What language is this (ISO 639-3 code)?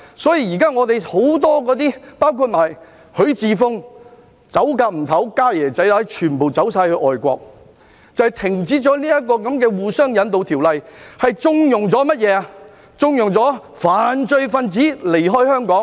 yue